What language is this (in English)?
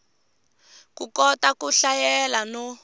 Tsonga